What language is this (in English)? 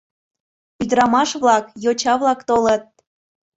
Mari